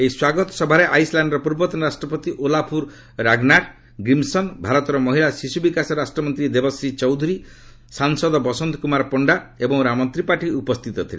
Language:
Odia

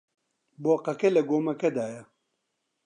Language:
Central Kurdish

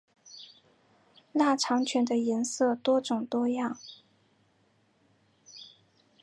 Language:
Chinese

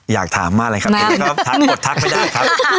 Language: Thai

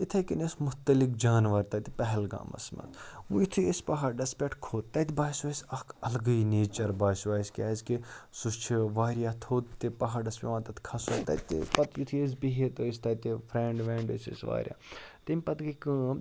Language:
Kashmiri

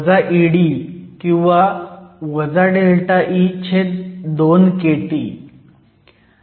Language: Marathi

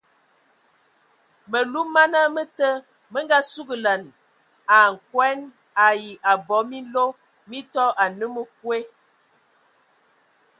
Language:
Ewondo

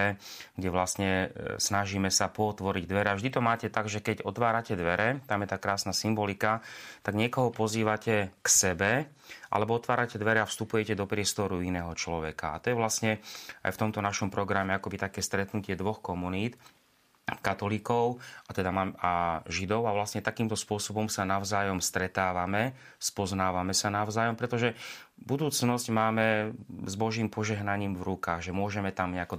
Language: Slovak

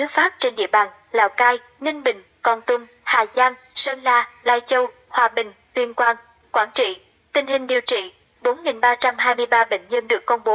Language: Vietnamese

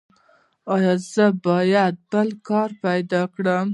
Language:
Pashto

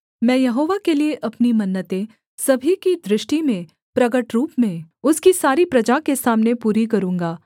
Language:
Hindi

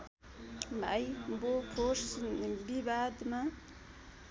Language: Nepali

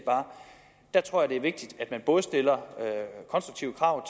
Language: Danish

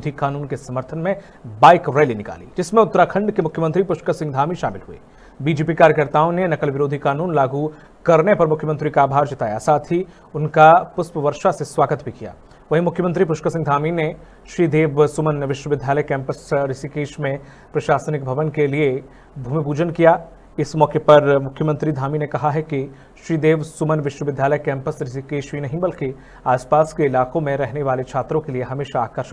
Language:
Hindi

